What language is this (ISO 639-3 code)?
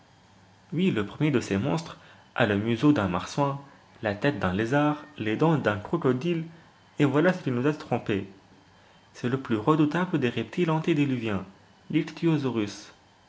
fra